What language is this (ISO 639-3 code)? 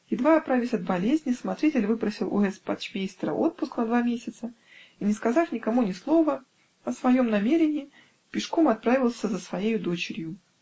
rus